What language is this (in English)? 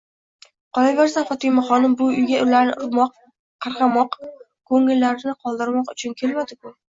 Uzbek